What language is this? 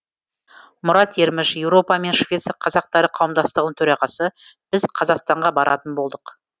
Kazakh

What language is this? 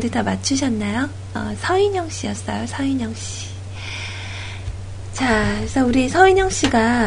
Korean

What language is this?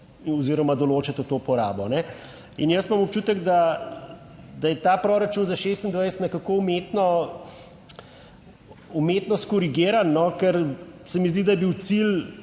Slovenian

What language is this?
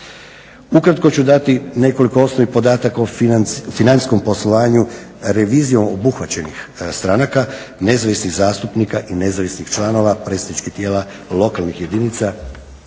Croatian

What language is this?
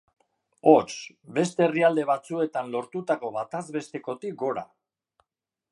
Basque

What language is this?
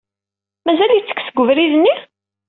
Kabyle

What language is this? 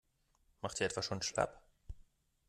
German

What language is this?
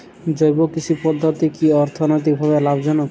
Bangla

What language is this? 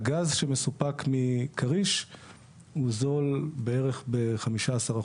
Hebrew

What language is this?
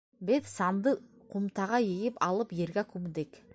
Bashkir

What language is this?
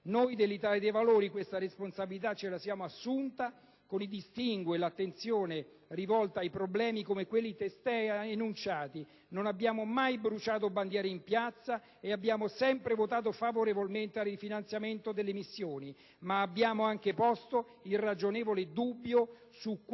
Italian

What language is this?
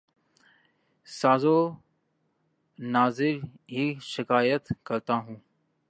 Urdu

